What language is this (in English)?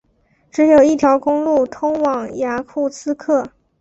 Chinese